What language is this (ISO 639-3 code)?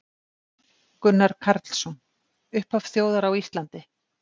isl